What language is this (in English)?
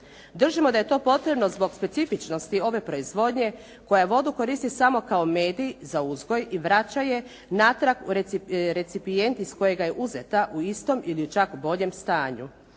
Croatian